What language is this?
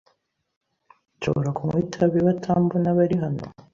Kinyarwanda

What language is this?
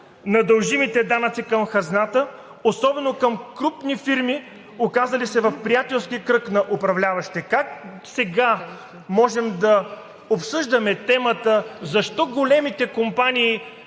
Bulgarian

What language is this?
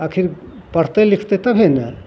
Maithili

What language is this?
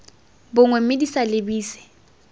Tswana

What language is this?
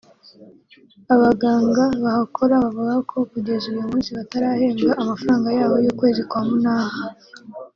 Kinyarwanda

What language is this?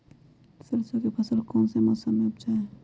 Magahi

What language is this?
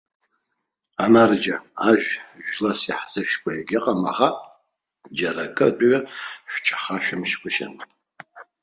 Abkhazian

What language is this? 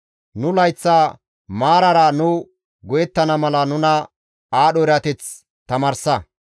Gamo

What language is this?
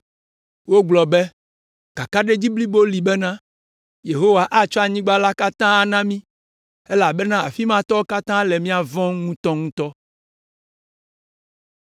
Ewe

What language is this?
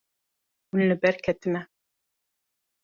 Kurdish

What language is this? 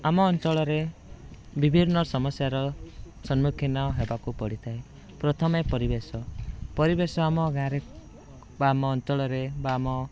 Odia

